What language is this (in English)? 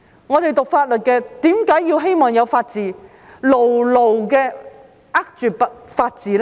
Cantonese